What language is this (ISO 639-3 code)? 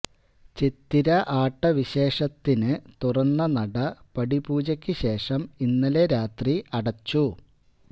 mal